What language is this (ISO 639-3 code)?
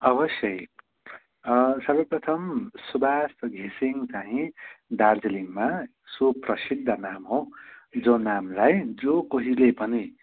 nep